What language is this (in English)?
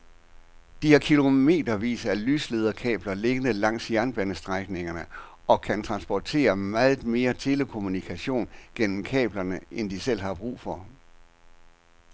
Danish